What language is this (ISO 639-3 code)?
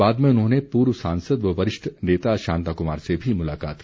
hin